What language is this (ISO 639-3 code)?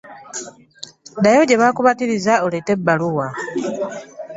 lug